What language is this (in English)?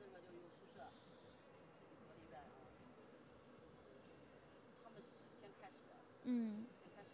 Chinese